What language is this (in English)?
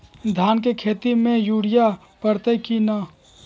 Magahi